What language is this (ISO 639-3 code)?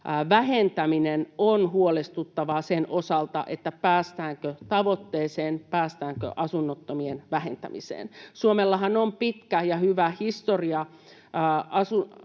fin